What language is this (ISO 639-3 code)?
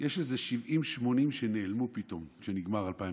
heb